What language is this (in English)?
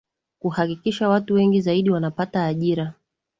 Swahili